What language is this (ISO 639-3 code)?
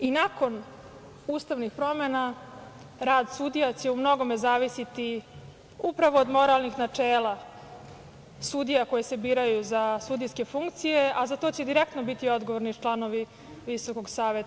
srp